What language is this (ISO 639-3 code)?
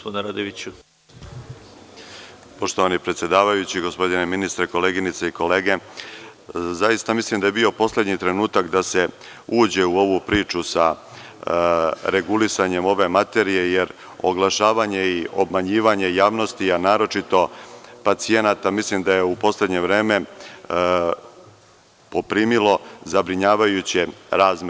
srp